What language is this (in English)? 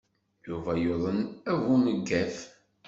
Kabyle